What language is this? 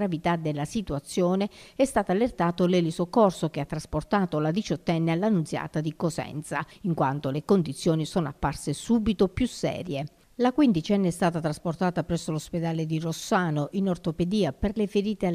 Italian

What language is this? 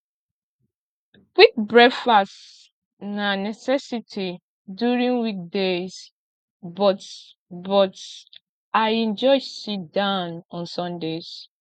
Nigerian Pidgin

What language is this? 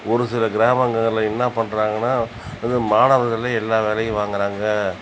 Tamil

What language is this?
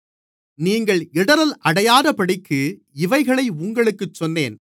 Tamil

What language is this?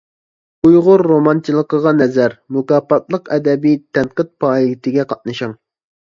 Uyghur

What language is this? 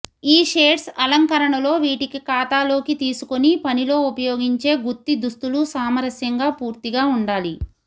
Telugu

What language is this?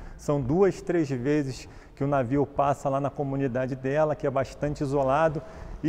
Portuguese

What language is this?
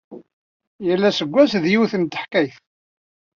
Kabyle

